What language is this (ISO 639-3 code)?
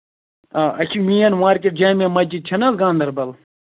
kas